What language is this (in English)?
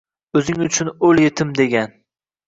Uzbek